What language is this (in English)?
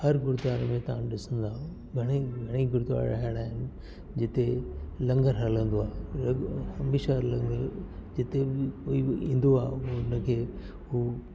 Sindhi